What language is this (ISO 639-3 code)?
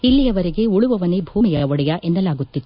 kan